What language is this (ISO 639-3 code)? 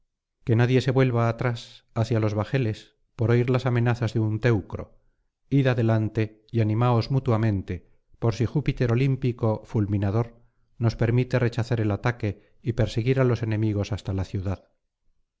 spa